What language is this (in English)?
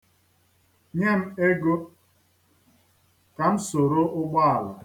Igbo